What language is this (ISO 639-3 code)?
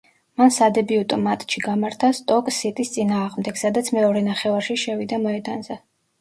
kat